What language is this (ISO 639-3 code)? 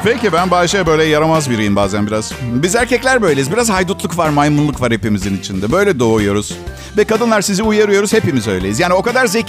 tur